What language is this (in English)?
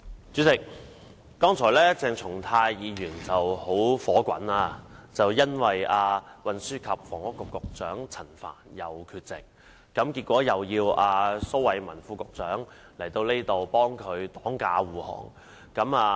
Cantonese